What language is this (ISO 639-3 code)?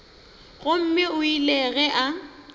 nso